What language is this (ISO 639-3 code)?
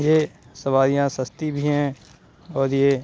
urd